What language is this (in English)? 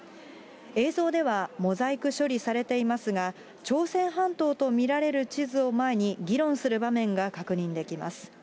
Japanese